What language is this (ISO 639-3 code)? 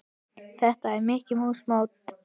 isl